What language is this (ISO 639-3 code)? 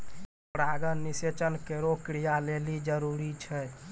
mai